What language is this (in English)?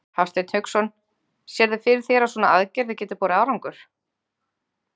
Icelandic